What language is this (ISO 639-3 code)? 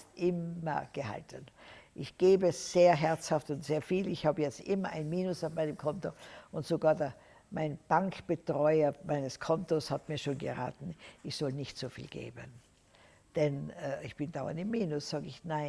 deu